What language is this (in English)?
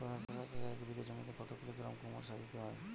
Bangla